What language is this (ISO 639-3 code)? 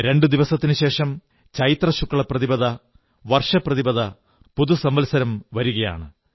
mal